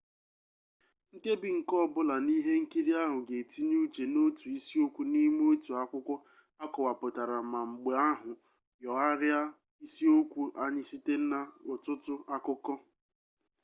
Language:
Igbo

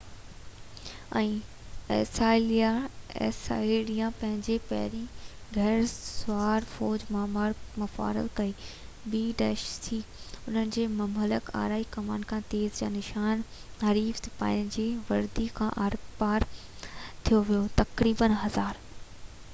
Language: Sindhi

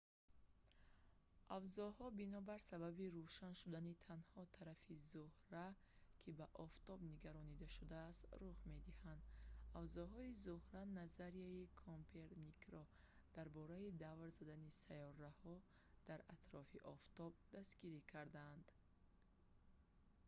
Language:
Tajik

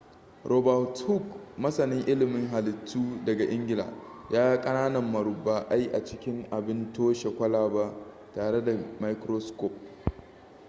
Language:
Hausa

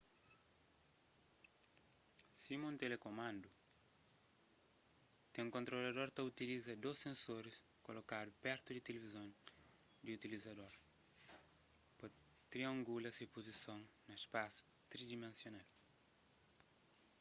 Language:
Kabuverdianu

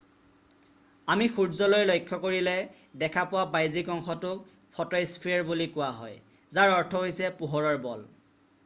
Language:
Assamese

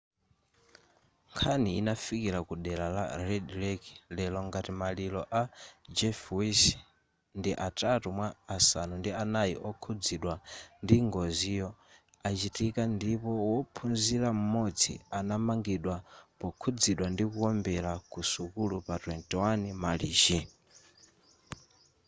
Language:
Nyanja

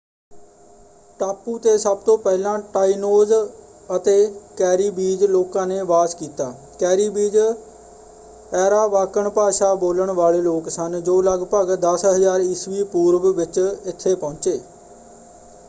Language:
Punjabi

